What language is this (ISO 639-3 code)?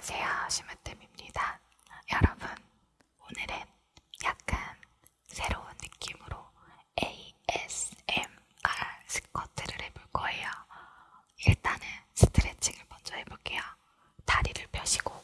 kor